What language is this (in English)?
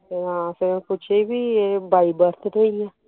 Punjabi